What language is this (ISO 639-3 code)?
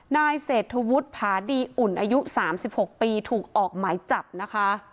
tha